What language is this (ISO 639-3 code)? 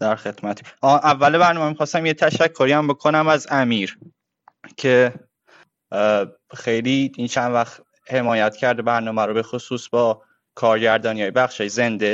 fas